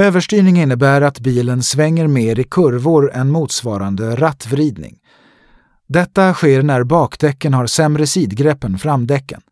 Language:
Swedish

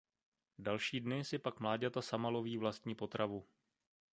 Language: Czech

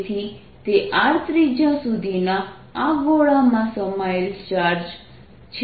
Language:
Gujarati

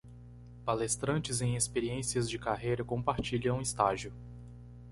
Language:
Portuguese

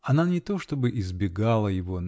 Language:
Russian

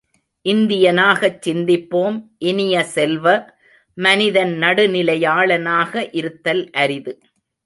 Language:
Tamil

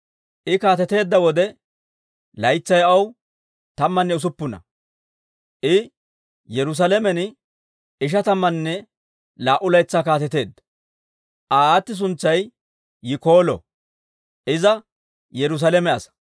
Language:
Dawro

